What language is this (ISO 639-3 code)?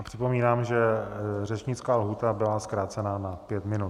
ces